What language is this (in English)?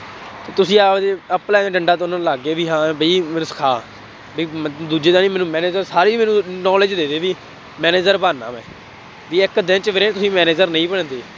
Punjabi